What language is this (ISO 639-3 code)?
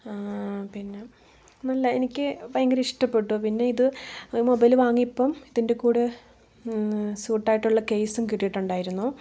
mal